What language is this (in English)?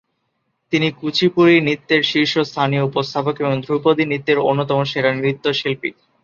Bangla